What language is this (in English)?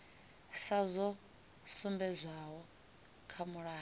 Venda